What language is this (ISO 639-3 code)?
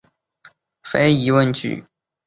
zho